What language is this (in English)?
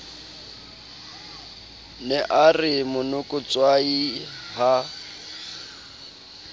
Southern Sotho